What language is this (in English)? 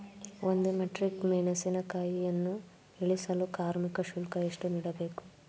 Kannada